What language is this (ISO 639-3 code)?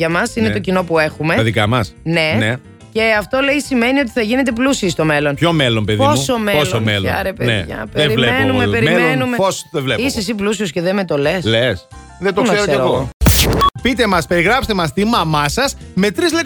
ell